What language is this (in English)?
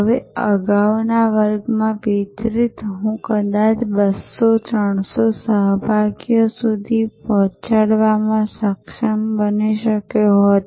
Gujarati